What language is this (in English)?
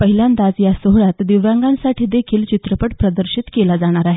Marathi